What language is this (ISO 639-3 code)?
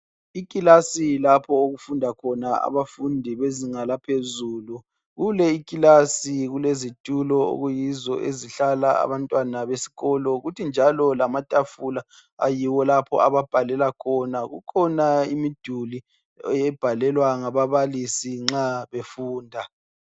nde